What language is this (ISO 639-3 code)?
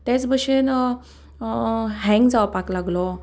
kok